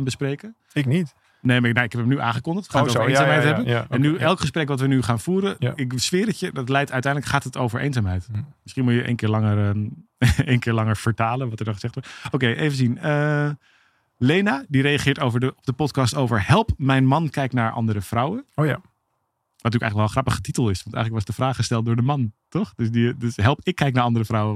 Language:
Dutch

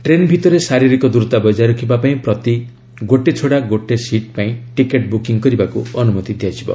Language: Odia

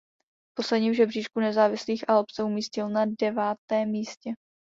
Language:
Czech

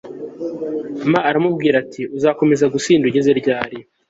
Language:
Kinyarwanda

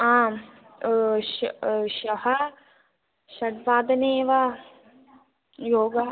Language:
Sanskrit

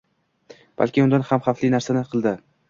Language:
Uzbek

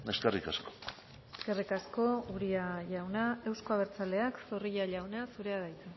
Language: Basque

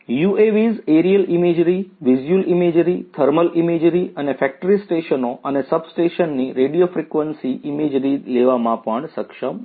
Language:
Gujarati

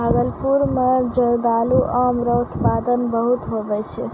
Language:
Maithili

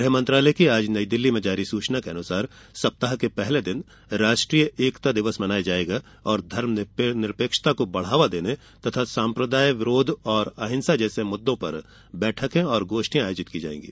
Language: Hindi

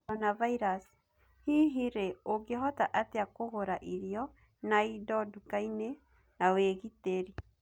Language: Kikuyu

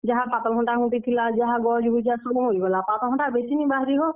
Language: Odia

